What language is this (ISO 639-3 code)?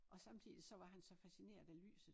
dan